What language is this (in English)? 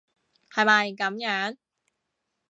Cantonese